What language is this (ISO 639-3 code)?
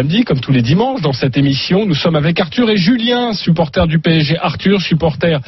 fra